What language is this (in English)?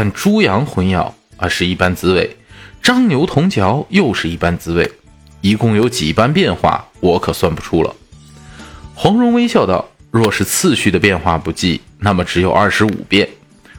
Chinese